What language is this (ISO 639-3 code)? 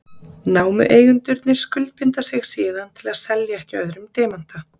isl